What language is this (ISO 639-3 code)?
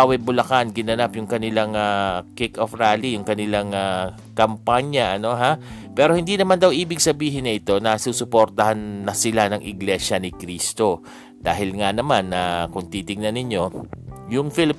fil